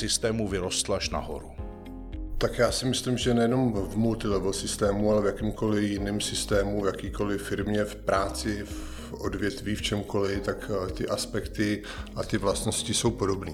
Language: Czech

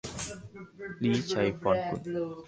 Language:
Thai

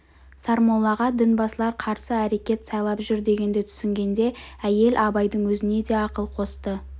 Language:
Kazakh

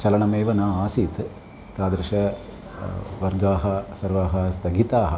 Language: Sanskrit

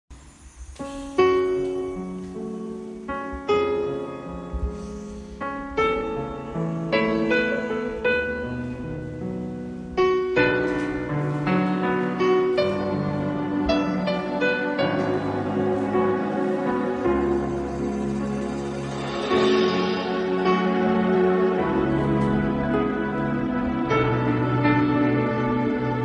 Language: Vietnamese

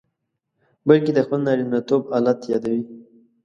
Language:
Pashto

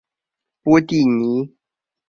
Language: Chinese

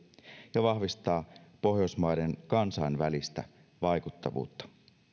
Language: Finnish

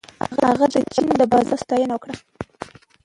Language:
Pashto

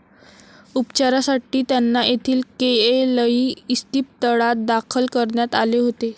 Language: Marathi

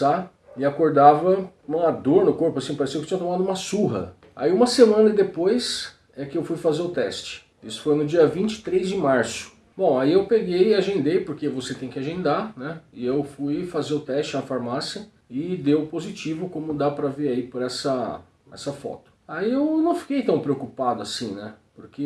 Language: Portuguese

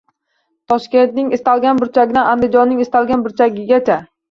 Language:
Uzbek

